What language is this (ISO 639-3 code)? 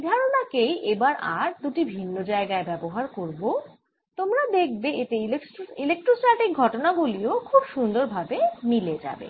ben